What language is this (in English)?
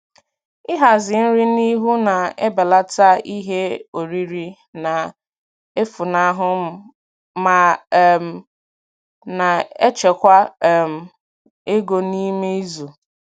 Igbo